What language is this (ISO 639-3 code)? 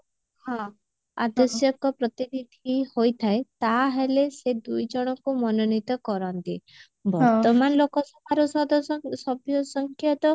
ori